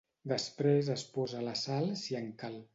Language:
Catalan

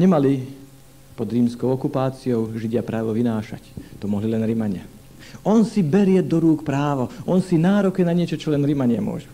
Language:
Slovak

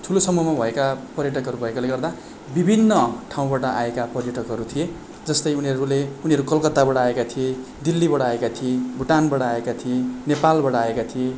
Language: Nepali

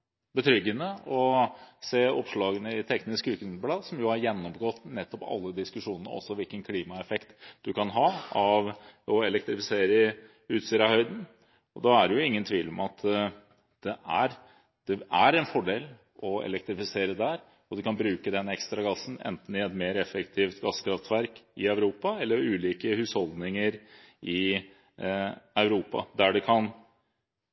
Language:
Norwegian Bokmål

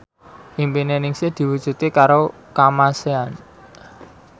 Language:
Javanese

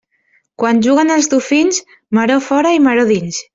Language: Catalan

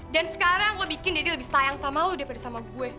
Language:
Indonesian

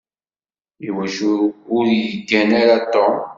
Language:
Kabyle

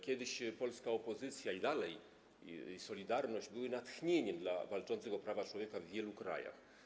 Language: Polish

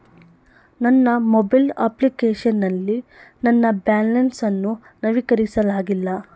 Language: Kannada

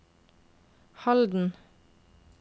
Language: Norwegian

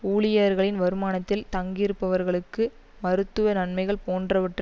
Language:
Tamil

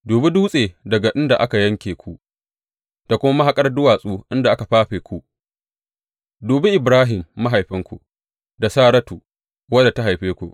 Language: Hausa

